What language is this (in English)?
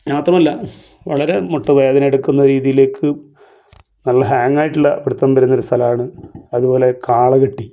Malayalam